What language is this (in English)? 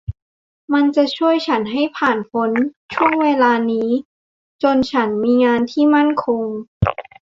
Thai